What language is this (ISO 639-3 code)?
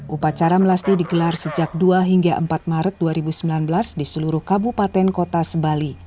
ind